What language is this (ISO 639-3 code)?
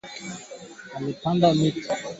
swa